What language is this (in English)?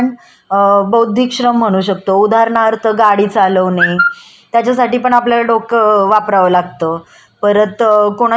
Marathi